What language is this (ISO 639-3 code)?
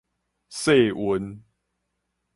nan